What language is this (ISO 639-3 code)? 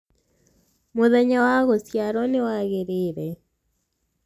kik